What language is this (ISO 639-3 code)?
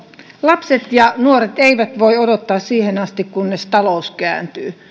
fin